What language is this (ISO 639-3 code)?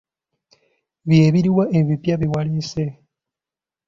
lug